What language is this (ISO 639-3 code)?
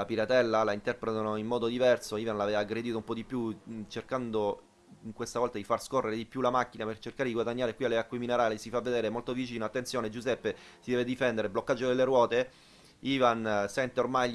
ita